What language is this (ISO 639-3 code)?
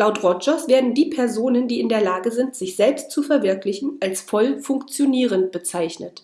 deu